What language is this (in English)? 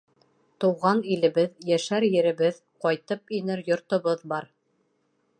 Bashkir